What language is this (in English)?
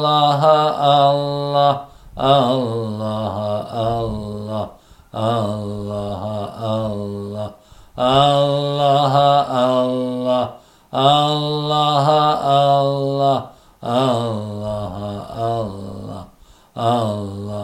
Malay